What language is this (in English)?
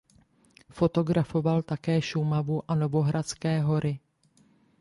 Czech